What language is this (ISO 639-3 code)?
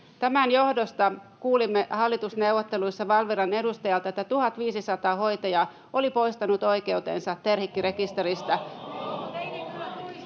fin